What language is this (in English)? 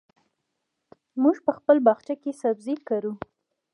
Pashto